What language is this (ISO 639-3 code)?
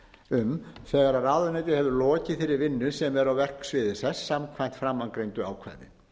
isl